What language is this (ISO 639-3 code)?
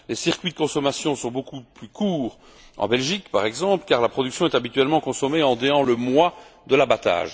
fra